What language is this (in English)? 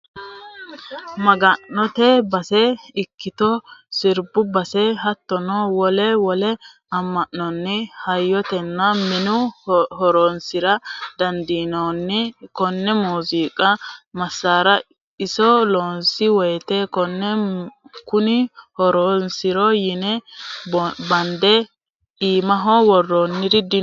Sidamo